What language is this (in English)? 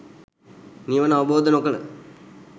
Sinhala